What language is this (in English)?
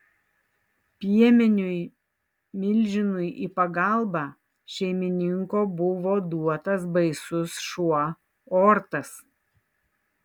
Lithuanian